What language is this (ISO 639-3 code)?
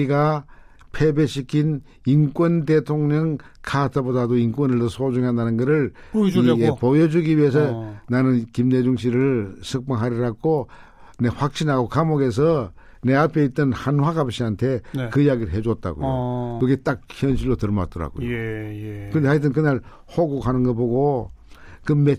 kor